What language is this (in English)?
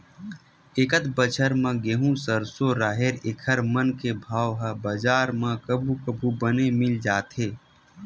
Chhattisgarhi